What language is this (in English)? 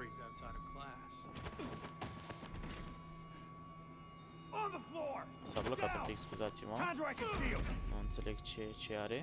Romanian